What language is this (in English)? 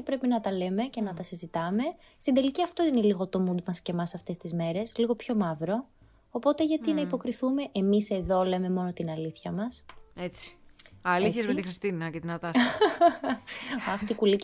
Greek